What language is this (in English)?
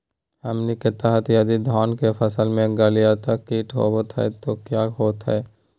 Magahi